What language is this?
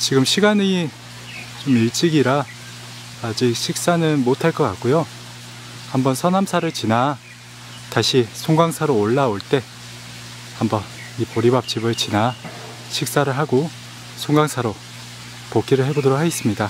Korean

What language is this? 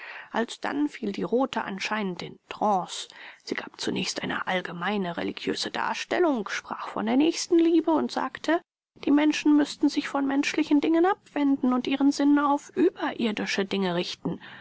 German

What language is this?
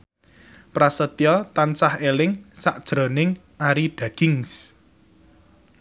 Javanese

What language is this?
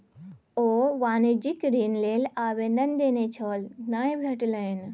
Maithili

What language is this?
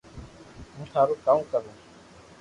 Loarki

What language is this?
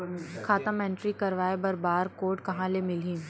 Chhattisgarhi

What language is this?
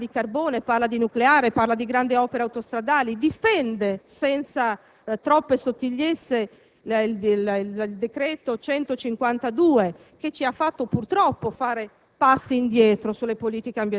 Italian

